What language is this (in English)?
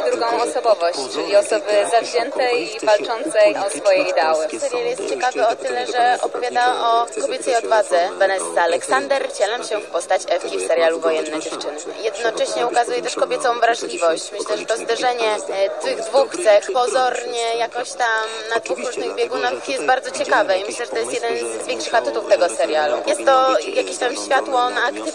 Polish